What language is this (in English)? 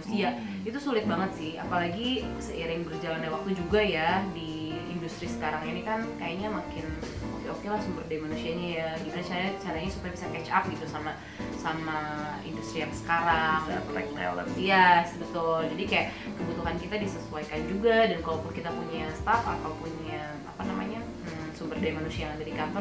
Indonesian